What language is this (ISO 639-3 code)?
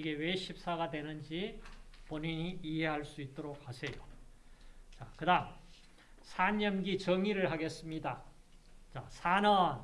kor